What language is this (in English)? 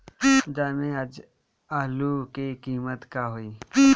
Bhojpuri